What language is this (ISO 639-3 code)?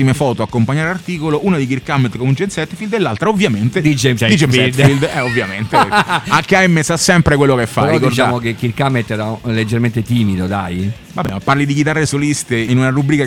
ita